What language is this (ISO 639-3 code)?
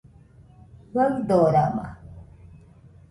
hux